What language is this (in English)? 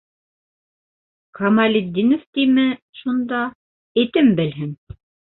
Bashkir